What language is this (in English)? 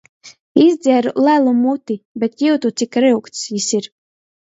Latgalian